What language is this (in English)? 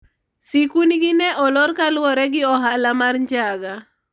Luo (Kenya and Tanzania)